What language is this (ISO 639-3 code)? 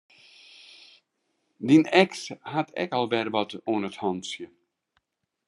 fry